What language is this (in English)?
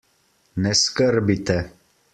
Slovenian